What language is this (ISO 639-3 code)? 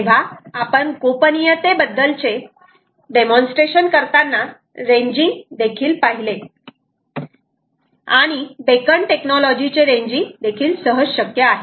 mar